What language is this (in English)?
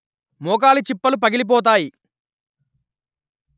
Telugu